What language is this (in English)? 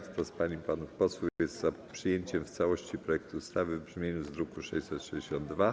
Polish